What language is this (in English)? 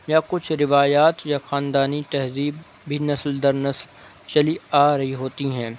Urdu